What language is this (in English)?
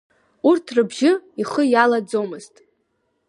Abkhazian